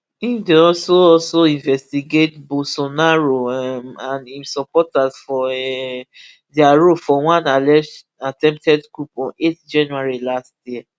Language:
Nigerian Pidgin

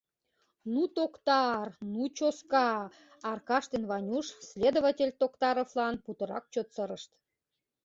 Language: Mari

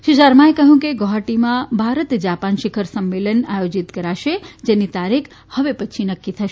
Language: Gujarati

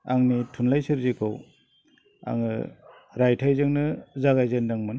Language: Bodo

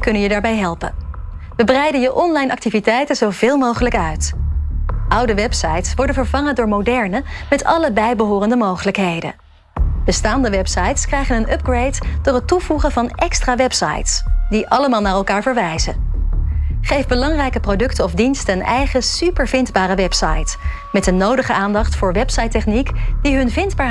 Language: Dutch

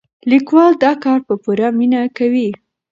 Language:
Pashto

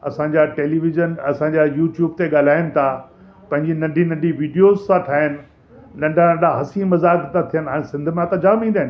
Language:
Sindhi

